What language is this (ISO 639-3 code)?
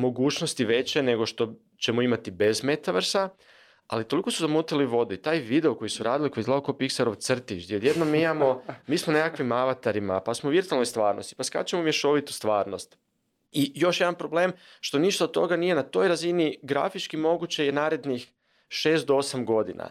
hrv